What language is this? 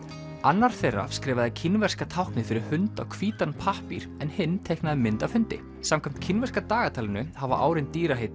Icelandic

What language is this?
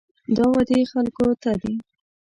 Pashto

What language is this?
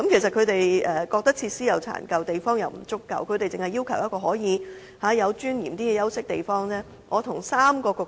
Cantonese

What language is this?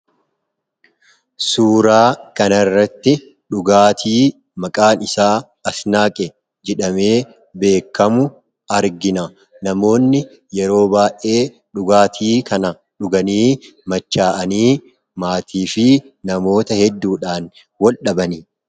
Oromo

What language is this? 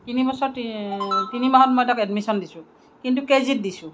Assamese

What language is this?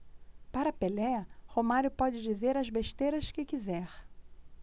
Portuguese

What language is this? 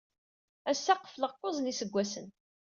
Kabyle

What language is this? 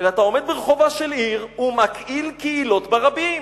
Hebrew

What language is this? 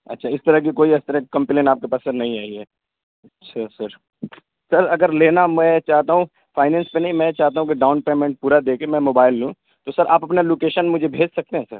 Urdu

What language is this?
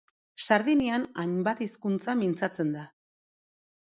Basque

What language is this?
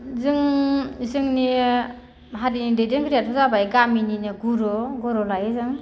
Bodo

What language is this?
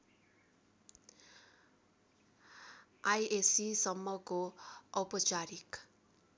Nepali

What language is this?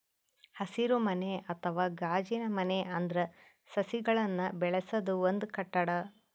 Kannada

